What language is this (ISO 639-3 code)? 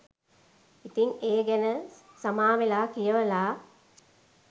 sin